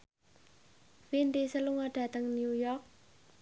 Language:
Javanese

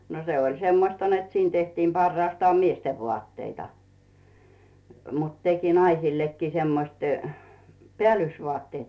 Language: Finnish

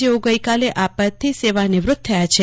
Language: Gujarati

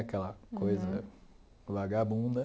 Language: Portuguese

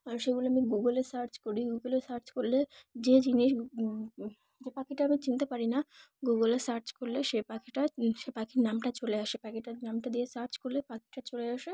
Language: Bangla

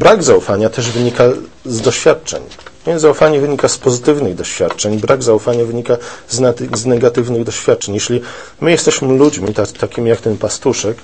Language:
Polish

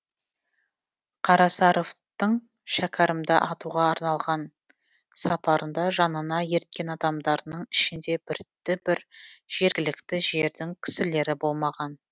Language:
Kazakh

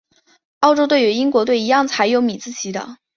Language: Chinese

